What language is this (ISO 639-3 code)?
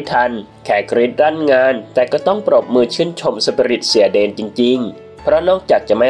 tha